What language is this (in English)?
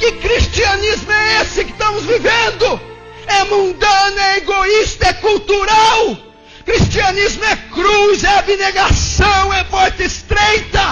Portuguese